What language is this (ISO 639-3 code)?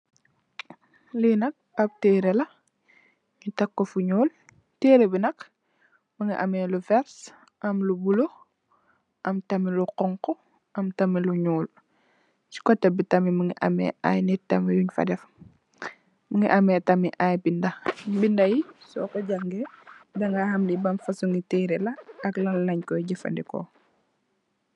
wol